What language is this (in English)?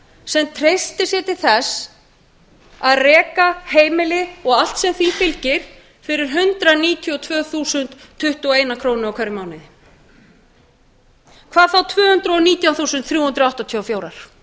Icelandic